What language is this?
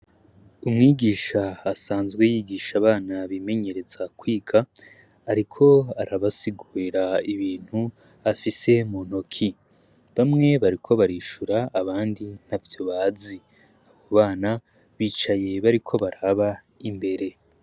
Rundi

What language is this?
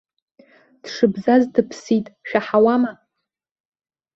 Abkhazian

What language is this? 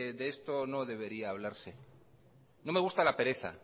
Spanish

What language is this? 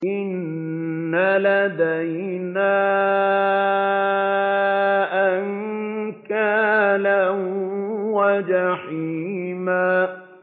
Arabic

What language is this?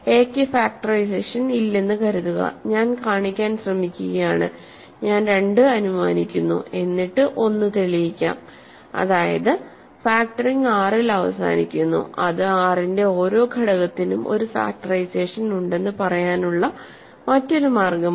Malayalam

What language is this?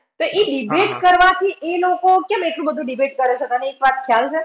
Gujarati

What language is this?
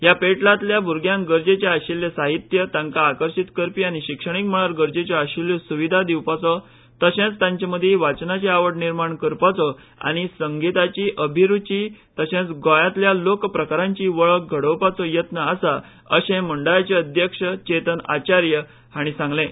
Konkani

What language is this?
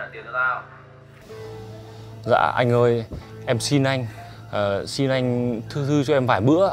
Vietnamese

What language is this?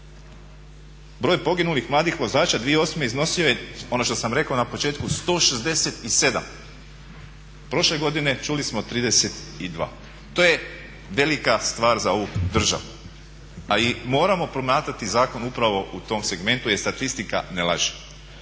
Croatian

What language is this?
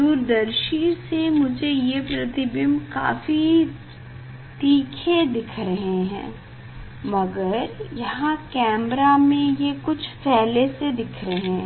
Hindi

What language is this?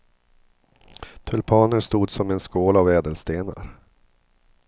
Swedish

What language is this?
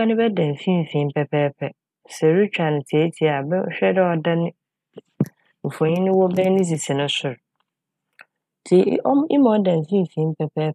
Akan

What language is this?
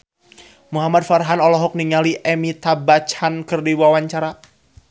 Sundanese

